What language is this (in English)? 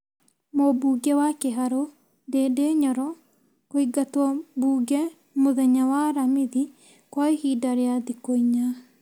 Kikuyu